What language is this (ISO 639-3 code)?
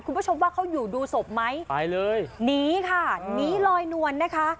tha